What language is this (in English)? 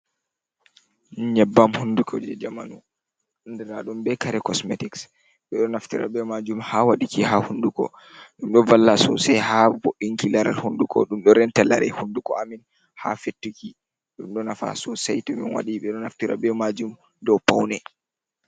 Fula